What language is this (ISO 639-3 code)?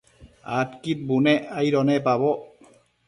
mcf